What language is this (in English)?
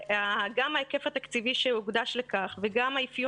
Hebrew